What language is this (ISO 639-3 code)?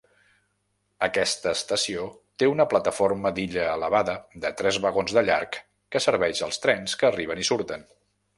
cat